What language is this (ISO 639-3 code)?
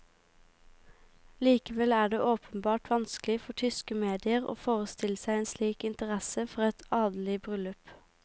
nor